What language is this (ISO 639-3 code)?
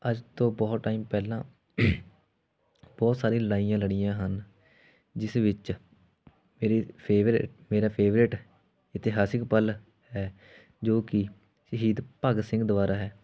pan